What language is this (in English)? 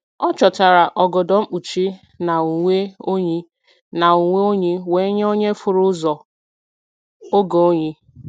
Igbo